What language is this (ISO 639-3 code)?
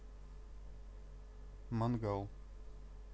rus